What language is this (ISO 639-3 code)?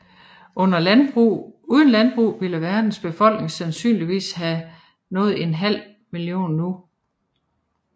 dan